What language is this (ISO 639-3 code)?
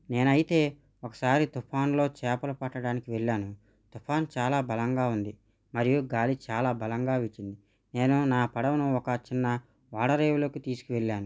tel